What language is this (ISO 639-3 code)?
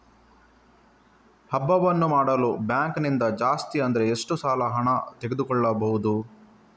kan